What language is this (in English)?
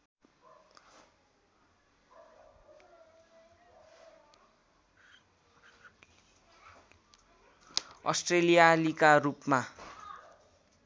Nepali